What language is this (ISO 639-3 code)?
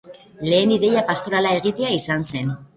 eus